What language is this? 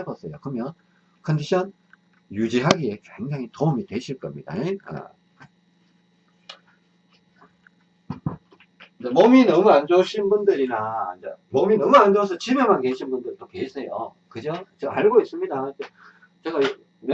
Korean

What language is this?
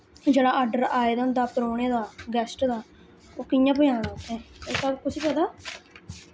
Dogri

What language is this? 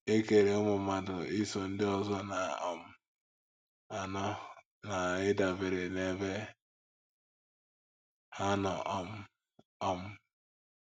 Igbo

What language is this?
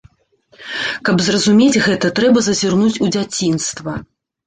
Belarusian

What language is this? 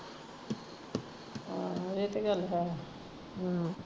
Punjabi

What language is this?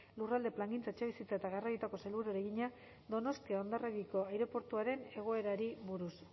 Basque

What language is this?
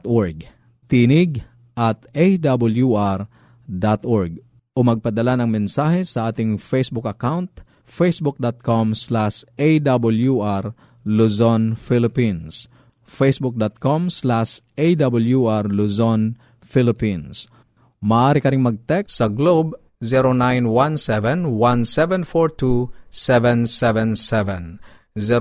Filipino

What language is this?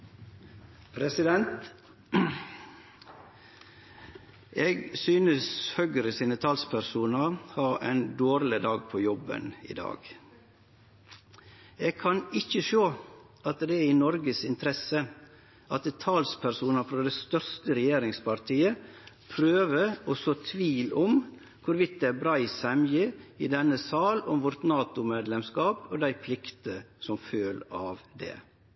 Norwegian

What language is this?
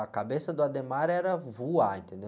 Portuguese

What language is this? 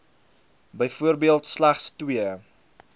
Afrikaans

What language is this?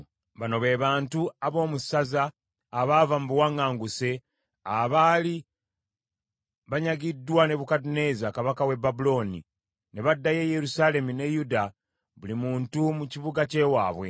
Ganda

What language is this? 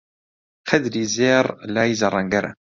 Central Kurdish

